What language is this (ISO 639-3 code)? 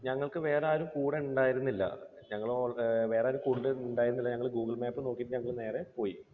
mal